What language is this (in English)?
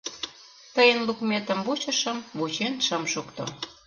Mari